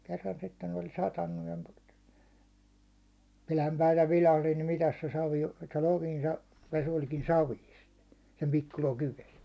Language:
Finnish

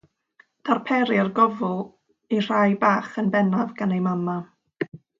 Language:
Welsh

